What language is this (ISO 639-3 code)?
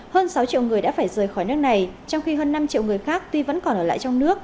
vie